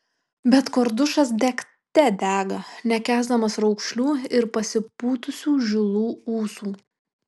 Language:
Lithuanian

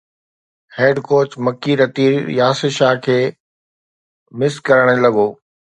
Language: Sindhi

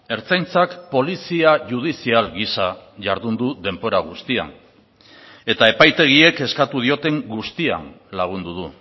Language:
Basque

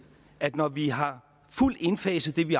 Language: Danish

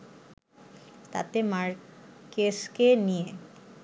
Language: Bangla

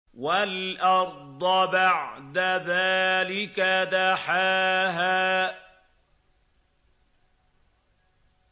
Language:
Arabic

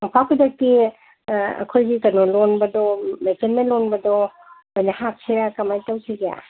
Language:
Manipuri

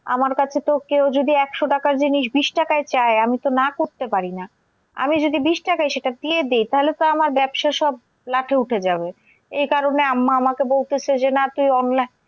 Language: Bangla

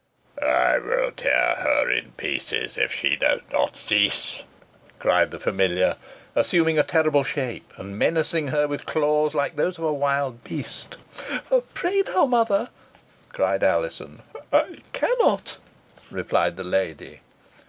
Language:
English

